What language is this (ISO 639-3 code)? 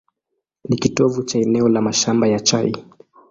swa